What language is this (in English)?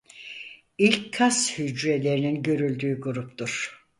Turkish